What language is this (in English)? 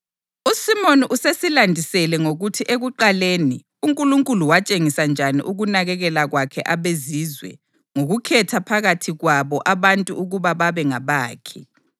North Ndebele